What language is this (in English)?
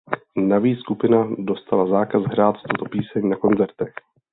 Czech